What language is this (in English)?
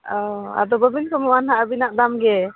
Santali